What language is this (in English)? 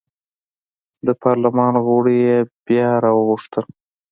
Pashto